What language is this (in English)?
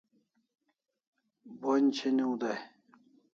Kalasha